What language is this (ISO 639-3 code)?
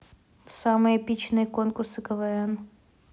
rus